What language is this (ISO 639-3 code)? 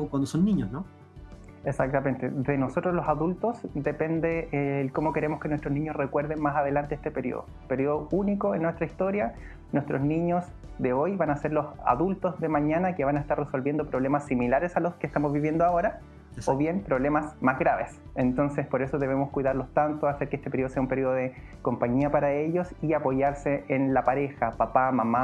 spa